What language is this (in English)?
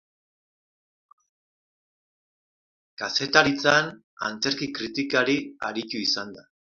Basque